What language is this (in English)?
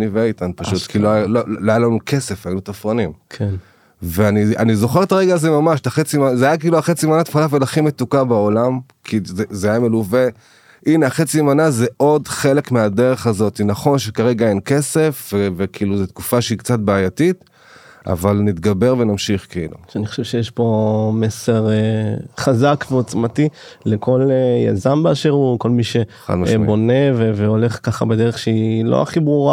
Hebrew